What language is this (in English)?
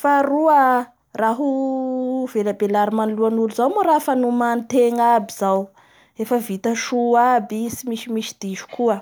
Bara Malagasy